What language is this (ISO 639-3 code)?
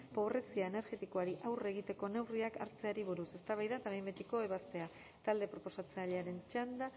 eus